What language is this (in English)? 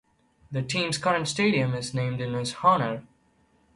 English